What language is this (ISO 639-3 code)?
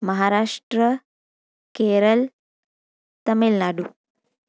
snd